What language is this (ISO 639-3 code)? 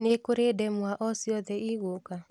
kik